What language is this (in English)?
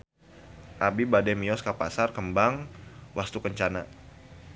Sundanese